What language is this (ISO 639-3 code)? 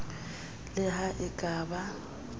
sot